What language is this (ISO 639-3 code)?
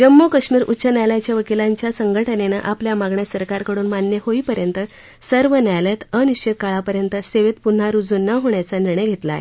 mar